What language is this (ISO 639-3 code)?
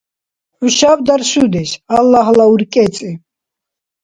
dar